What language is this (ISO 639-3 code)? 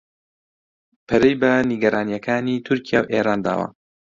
ckb